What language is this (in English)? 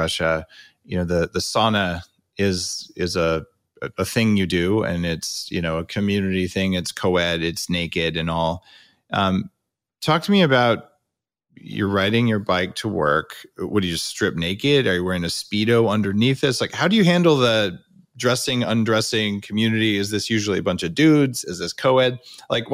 English